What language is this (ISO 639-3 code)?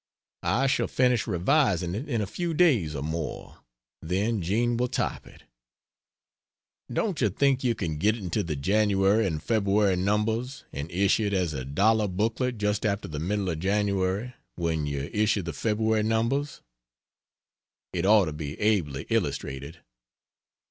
eng